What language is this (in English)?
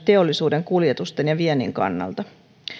Finnish